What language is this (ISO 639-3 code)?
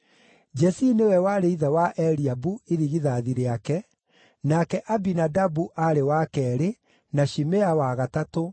kik